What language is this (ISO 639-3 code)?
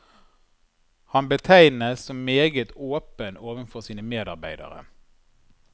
nor